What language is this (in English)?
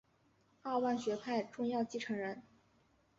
Chinese